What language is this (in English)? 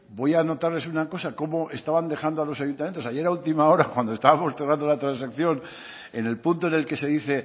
Spanish